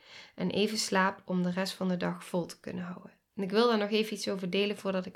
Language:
Dutch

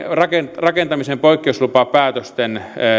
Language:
Finnish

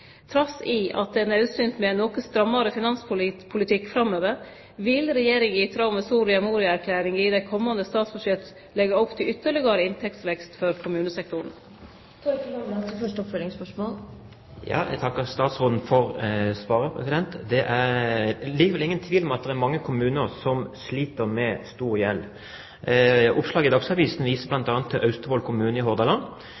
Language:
Norwegian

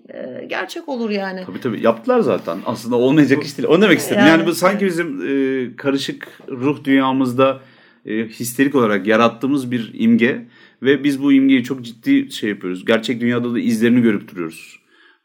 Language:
Turkish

